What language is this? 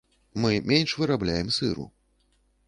Belarusian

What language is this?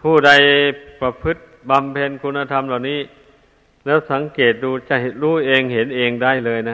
Thai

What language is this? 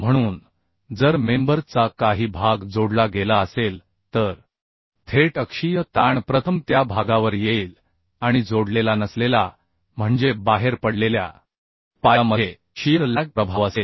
Marathi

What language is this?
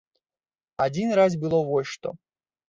Belarusian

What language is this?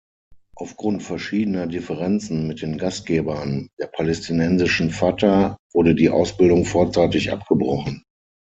German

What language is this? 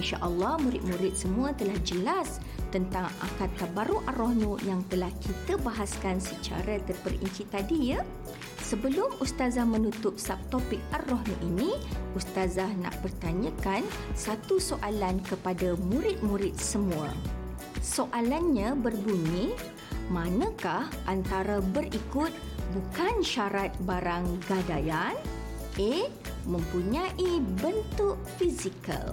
Malay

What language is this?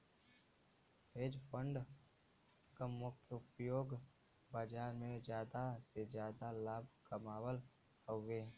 Bhojpuri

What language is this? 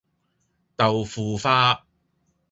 Cantonese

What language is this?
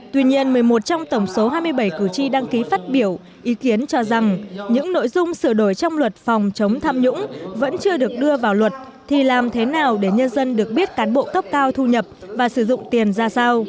Vietnamese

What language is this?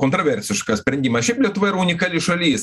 Lithuanian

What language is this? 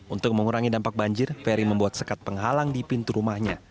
Indonesian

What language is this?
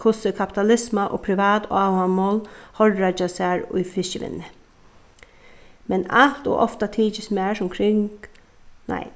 Faroese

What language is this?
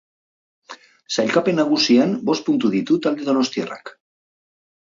Basque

